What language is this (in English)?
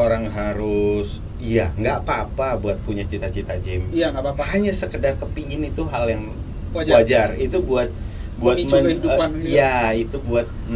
Indonesian